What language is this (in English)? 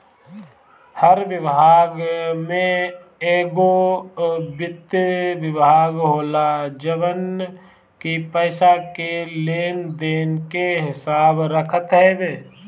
Bhojpuri